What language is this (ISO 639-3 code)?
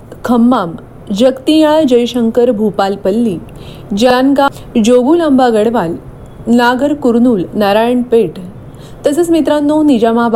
mar